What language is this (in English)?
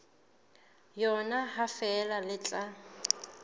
Southern Sotho